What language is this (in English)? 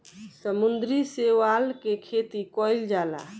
Bhojpuri